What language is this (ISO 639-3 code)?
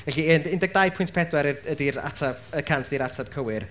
cym